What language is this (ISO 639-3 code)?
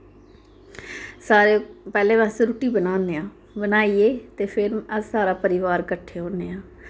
doi